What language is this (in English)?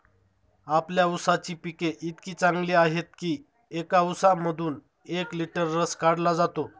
Marathi